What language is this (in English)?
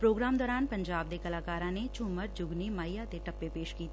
Punjabi